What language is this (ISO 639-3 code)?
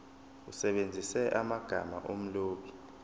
zul